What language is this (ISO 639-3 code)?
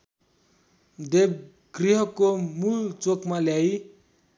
nep